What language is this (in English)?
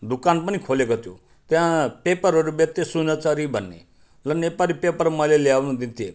Nepali